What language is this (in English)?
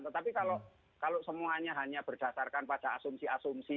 Indonesian